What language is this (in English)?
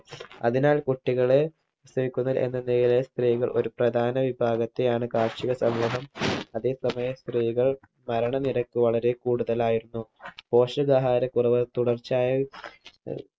Malayalam